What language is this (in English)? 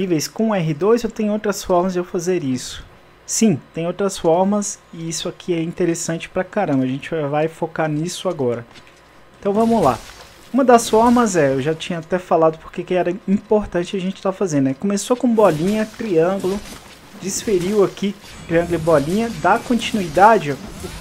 Portuguese